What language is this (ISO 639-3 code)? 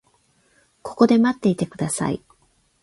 jpn